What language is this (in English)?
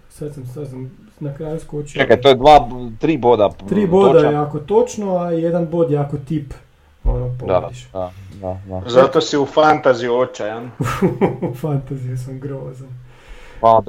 Croatian